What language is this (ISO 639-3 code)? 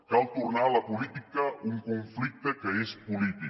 cat